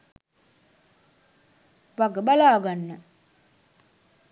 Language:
Sinhala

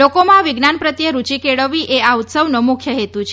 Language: Gujarati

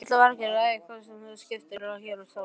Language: Icelandic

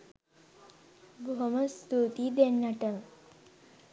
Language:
Sinhala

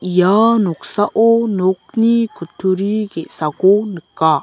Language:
Garo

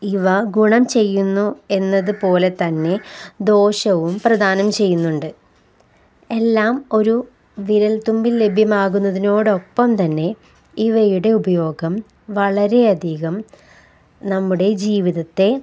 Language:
Malayalam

